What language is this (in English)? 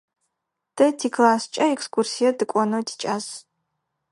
Adyghe